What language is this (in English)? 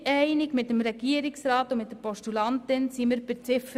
Swiss German